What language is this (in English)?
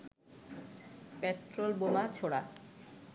Bangla